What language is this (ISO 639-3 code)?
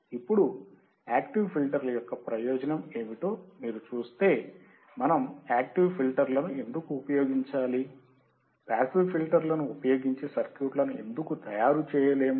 tel